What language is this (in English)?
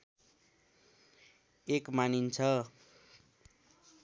Nepali